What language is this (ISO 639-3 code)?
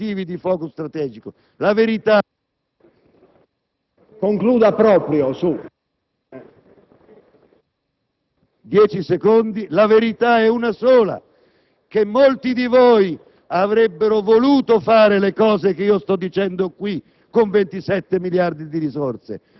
ita